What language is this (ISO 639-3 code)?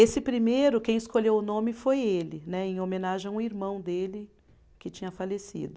por